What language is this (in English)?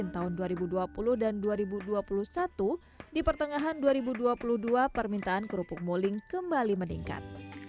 Indonesian